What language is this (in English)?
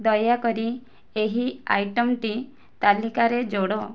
Odia